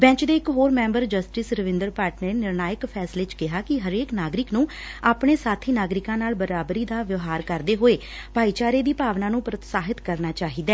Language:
Punjabi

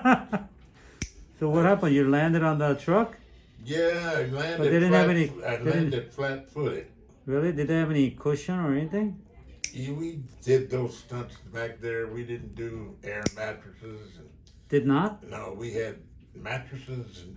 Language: English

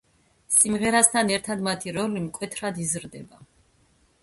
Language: Georgian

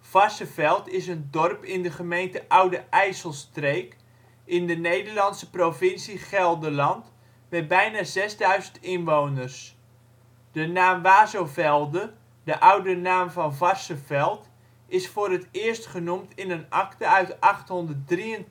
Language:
Dutch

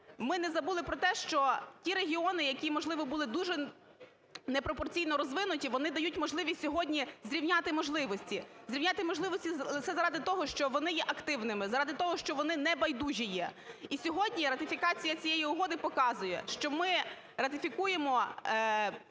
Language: Ukrainian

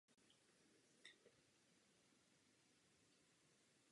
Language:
Czech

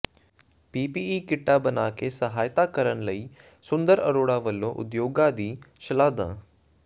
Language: Punjabi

